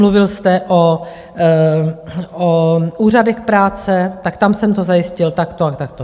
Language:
Czech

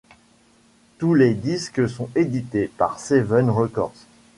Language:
French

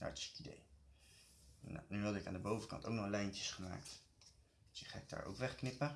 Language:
Dutch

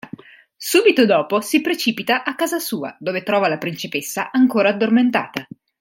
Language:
Italian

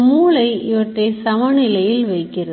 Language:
Tamil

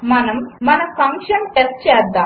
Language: Telugu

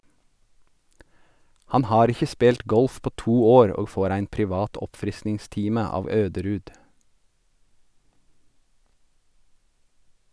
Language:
Norwegian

